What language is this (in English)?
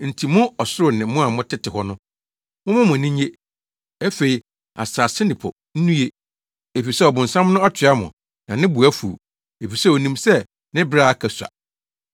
Akan